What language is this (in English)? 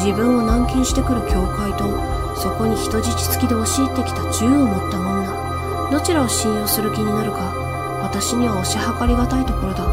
Japanese